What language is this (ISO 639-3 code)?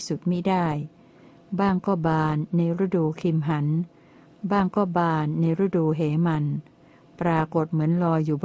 tha